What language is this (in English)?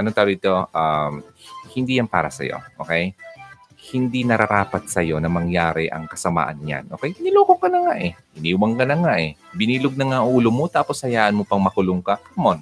Filipino